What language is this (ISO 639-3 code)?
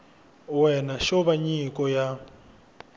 tso